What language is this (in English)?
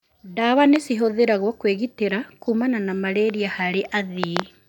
Kikuyu